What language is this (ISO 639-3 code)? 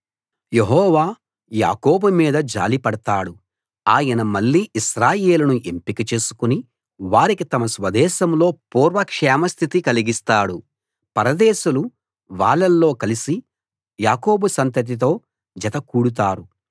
tel